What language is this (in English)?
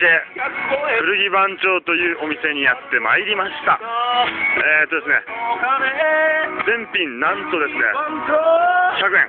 Japanese